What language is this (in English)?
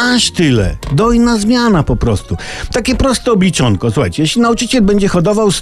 Polish